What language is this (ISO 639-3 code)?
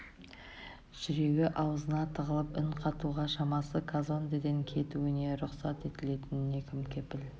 kaz